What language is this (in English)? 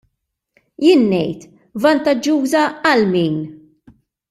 Maltese